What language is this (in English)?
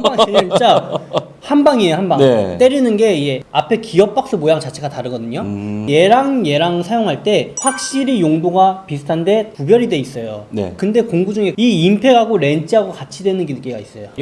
Korean